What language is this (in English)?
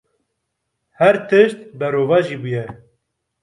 Kurdish